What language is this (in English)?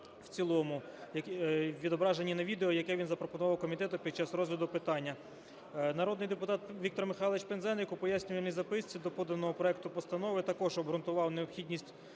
Ukrainian